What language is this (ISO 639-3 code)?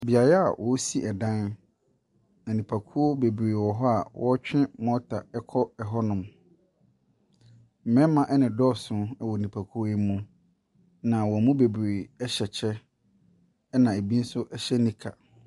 aka